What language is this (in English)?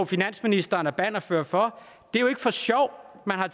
Danish